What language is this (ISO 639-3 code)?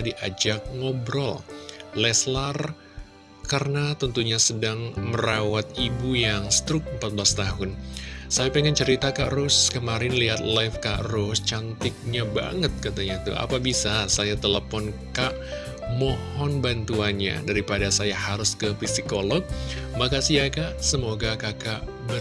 ind